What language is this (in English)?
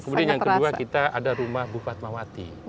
Indonesian